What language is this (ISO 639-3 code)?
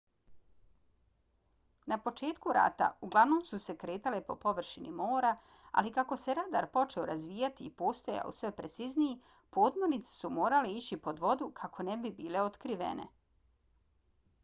bos